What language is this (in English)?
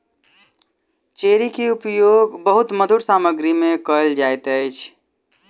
Maithili